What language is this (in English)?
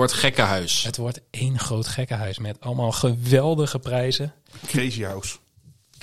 Dutch